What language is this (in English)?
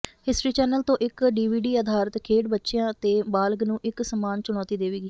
Punjabi